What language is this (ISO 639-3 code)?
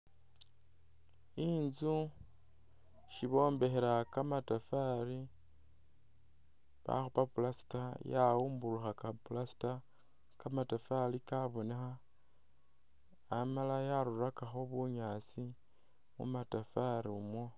myx